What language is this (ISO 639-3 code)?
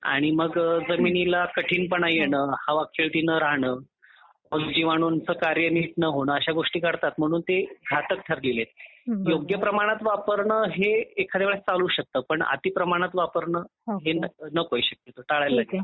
mar